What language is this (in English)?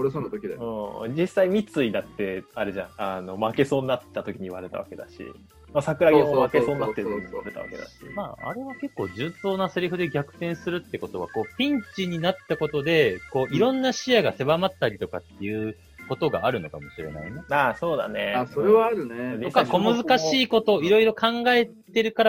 Japanese